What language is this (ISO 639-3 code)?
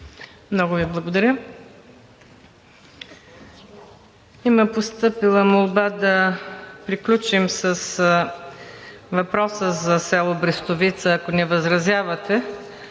bul